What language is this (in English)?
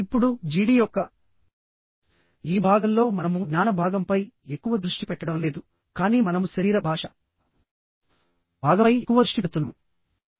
Telugu